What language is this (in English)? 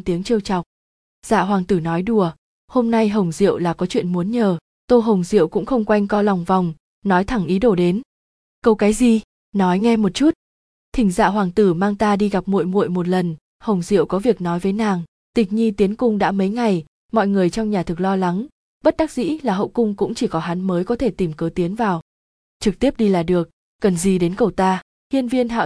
Vietnamese